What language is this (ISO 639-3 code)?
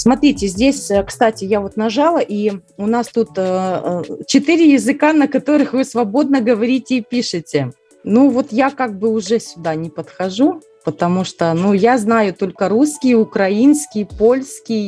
rus